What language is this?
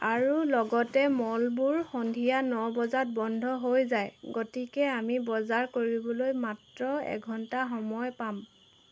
Assamese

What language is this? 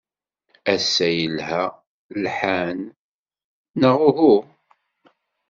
Kabyle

